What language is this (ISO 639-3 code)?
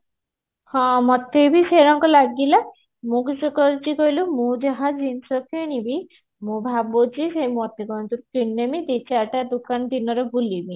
ori